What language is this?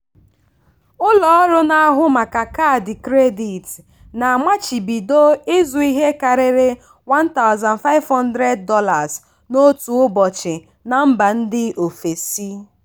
Igbo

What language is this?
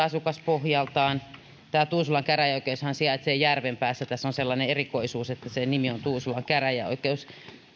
Finnish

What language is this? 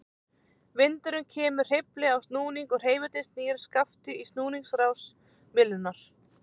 Icelandic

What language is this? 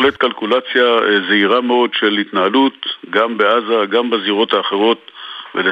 Hebrew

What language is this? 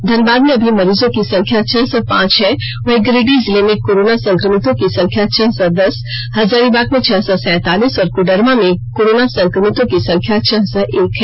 Hindi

